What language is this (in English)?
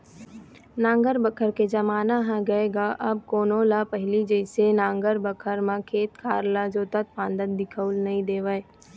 Chhattisgarhi